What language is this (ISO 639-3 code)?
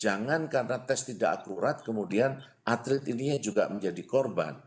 ind